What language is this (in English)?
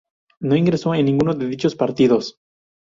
Spanish